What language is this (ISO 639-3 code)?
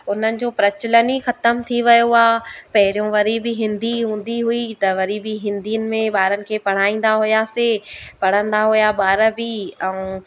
snd